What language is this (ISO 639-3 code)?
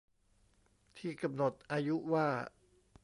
tha